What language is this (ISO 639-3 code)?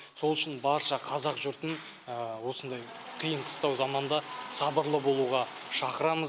kaz